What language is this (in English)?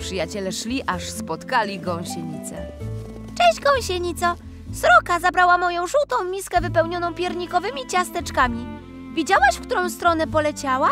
Polish